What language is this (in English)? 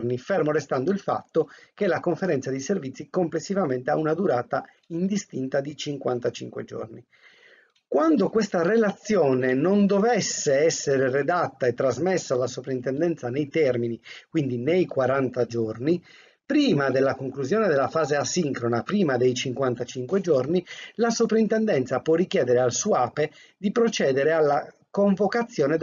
Italian